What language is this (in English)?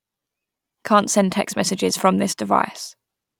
English